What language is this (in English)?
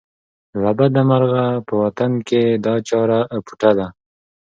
Pashto